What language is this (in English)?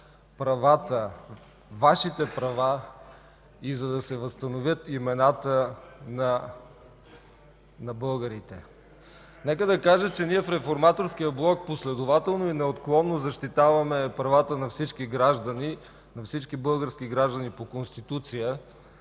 Bulgarian